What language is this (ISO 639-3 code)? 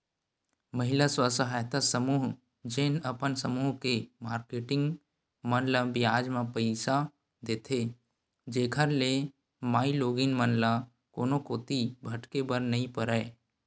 hne